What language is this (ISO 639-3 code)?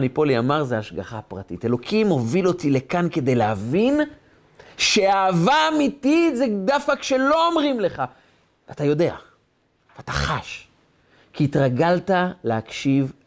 heb